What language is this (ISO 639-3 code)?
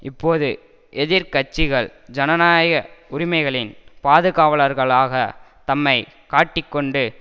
tam